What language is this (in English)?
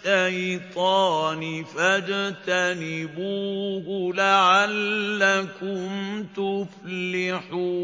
Arabic